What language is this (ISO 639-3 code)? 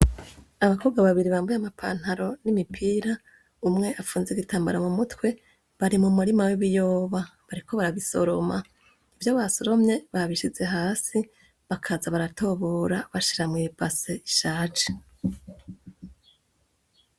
run